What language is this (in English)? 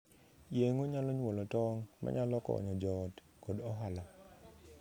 Luo (Kenya and Tanzania)